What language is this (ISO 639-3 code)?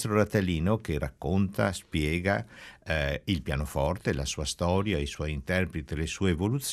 ita